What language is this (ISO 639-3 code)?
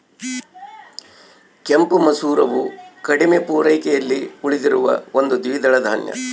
kan